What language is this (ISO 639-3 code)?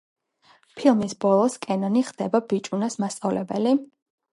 kat